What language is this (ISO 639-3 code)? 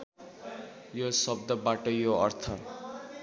nep